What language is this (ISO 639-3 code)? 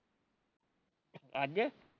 pan